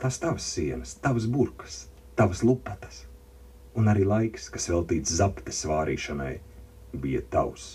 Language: Latvian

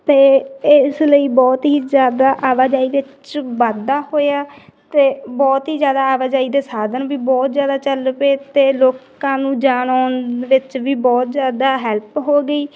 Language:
Punjabi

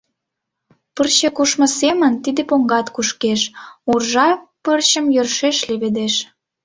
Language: Mari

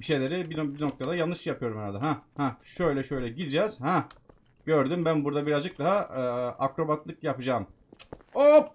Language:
Turkish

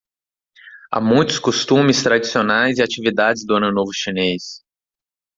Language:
Portuguese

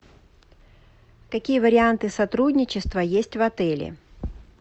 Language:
Russian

